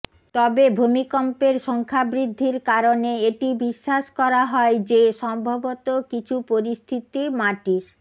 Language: Bangla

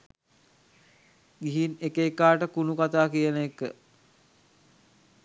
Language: Sinhala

